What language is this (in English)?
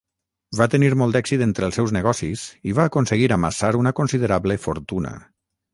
Catalan